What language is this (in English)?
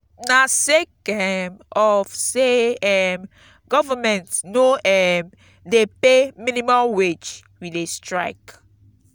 Nigerian Pidgin